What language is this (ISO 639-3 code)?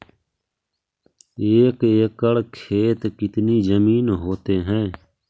mag